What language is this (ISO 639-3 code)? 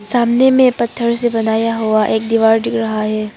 hin